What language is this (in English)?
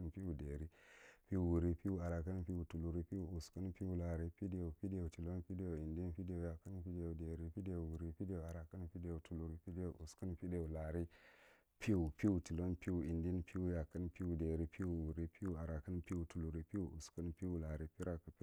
Marghi Central